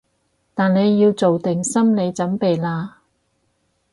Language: Cantonese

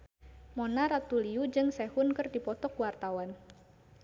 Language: Sundanese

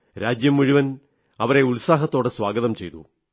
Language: Malayalam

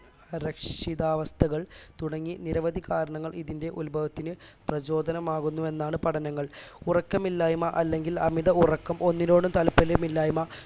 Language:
Malayalam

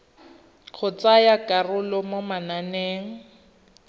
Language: Tswana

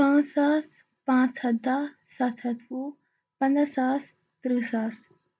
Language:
Kashmiri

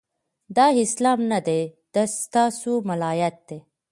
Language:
Pashto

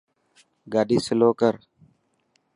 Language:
Dhatki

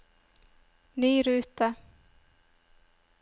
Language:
Norwegian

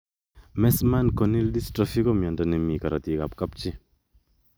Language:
Kalenjin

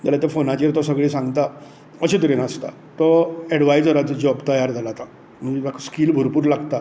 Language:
Konkani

